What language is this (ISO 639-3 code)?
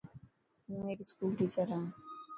mki